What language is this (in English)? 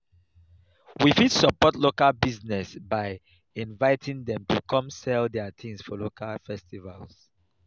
Nigerian Pidgin